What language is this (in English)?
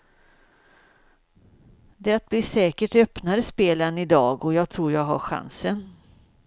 Swedish